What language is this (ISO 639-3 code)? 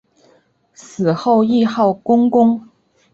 zho